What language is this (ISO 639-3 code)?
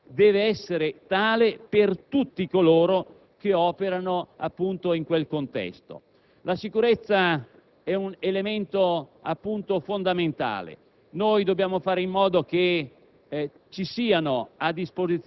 ita